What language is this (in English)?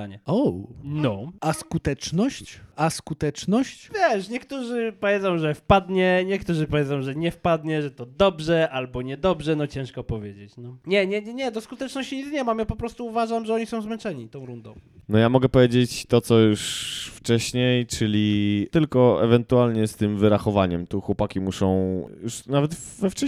Polish